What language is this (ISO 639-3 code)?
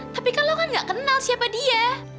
ind